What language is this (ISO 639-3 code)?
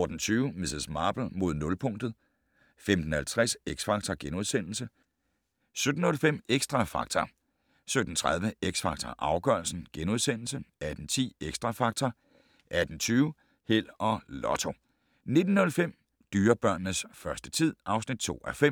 dan